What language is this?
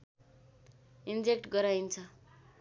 Nepali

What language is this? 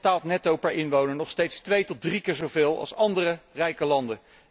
Dutch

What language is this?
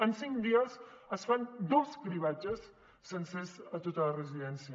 Catalan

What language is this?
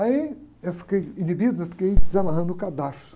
Portuguese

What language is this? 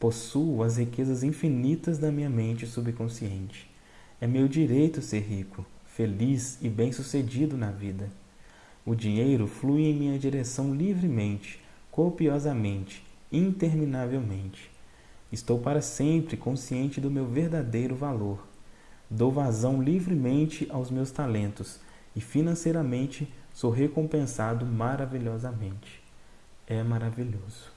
Portuguese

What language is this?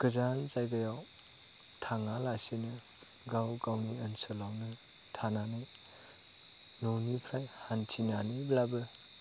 Bodo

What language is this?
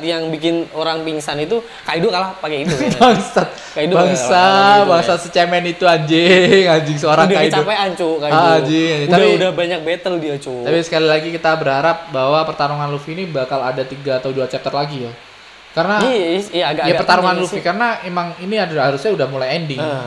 Indonesian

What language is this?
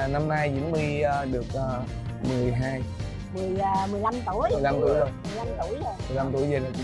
Vietnamese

